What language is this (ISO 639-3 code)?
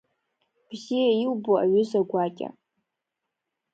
abk